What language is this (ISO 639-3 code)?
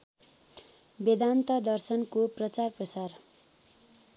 nep